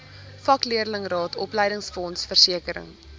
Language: Afrikaans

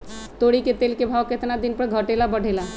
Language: Magahi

